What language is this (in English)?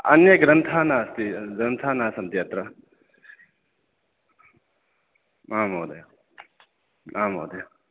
Sanskrit